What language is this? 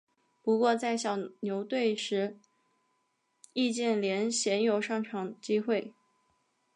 Chinese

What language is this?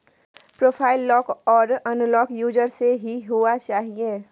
Maithili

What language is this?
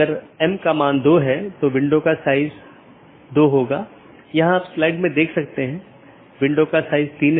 Hindi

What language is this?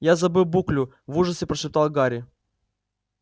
Russian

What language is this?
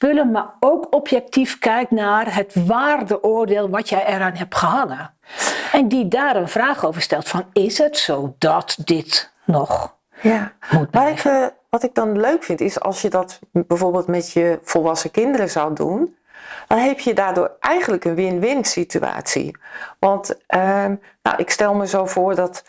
Dutch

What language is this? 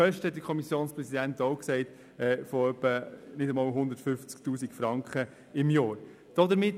Swiss German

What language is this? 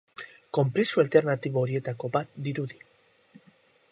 Basque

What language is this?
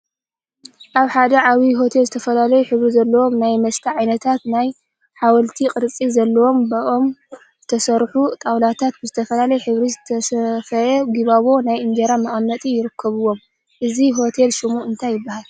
Tigrinya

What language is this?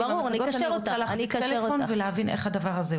Hebrew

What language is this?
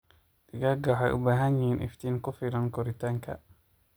Somali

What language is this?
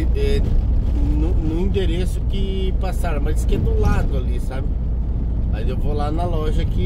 Portuguese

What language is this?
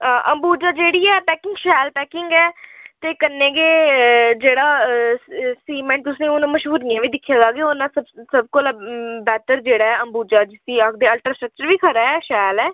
Dogri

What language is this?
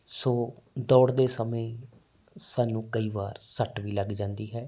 Punjabi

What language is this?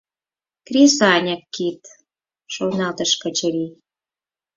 Mari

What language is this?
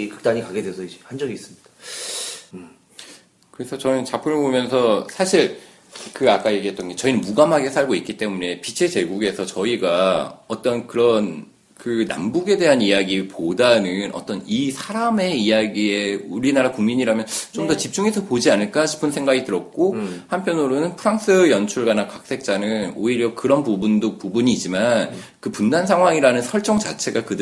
Korean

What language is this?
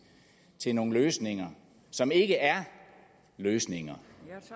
Danish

